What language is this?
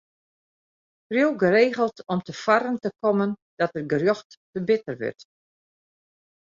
Western Frisian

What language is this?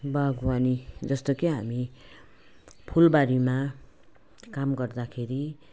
Nepali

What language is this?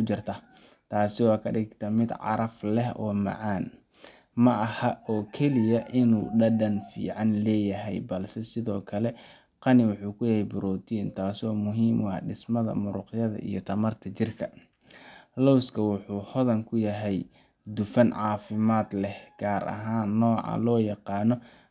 Somali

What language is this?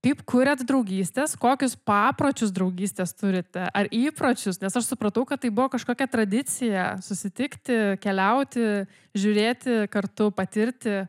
Lithuanian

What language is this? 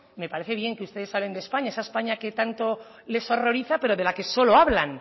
Spanish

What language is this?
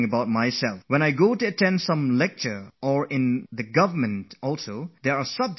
English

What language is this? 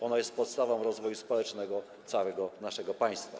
Polish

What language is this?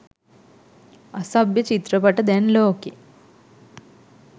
Sinhala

